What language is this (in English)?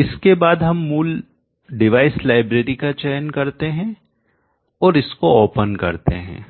Hindi